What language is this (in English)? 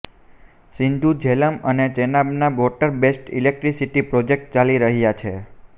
Gujarati